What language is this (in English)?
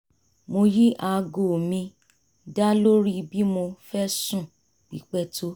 Yoruba